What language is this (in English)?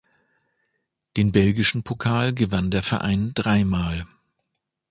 German